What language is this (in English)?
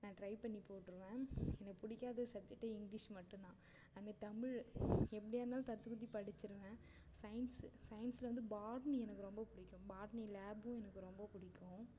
Tamil